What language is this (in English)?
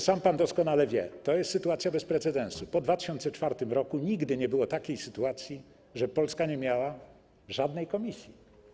Polish